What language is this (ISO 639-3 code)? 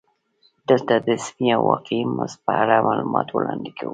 pus